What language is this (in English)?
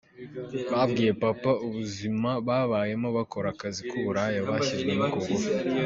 Kinyarwanda